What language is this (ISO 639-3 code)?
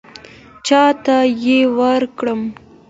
pus